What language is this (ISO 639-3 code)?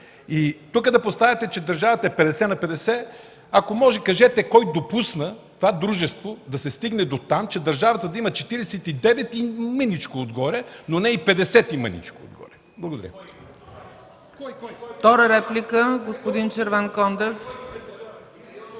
bul